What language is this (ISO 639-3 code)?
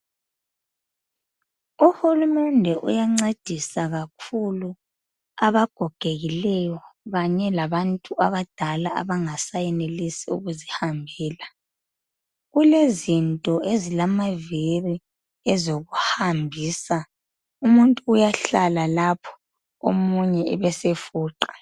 nde